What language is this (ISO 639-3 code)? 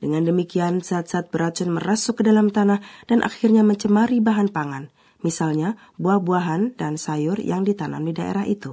ind